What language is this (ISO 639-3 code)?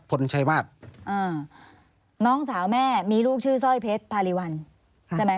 tha